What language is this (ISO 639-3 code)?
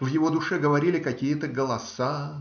rus